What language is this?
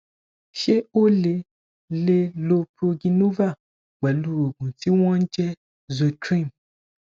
Yoruba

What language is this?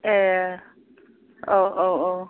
Bodo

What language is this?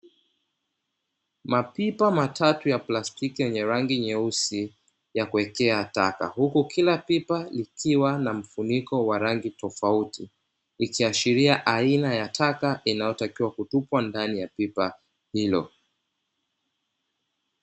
Swahili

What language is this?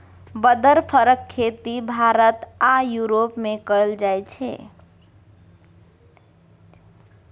Maithili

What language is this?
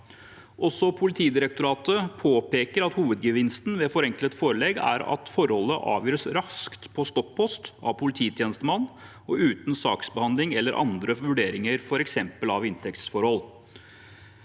Norwegian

